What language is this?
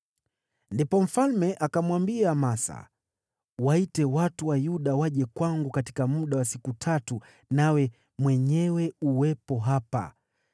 Swahili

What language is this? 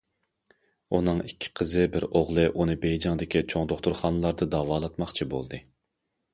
Uyghur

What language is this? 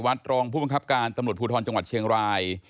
Thai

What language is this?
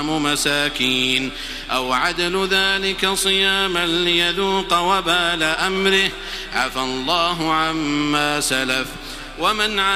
Arabic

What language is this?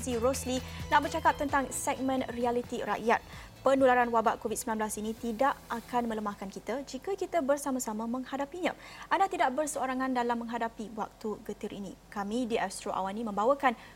Malay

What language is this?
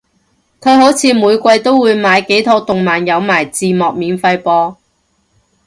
Cantonese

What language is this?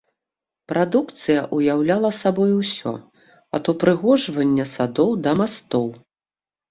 Belarusian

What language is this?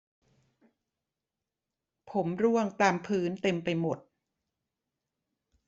Thai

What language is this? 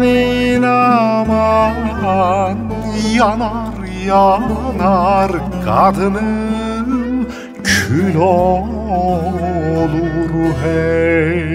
Turkish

